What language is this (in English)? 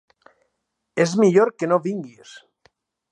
Catalan